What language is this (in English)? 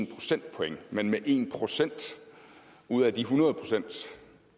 Danish